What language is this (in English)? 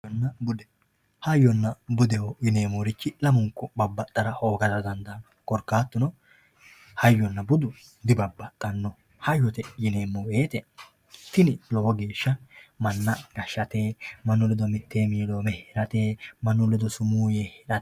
Sidamo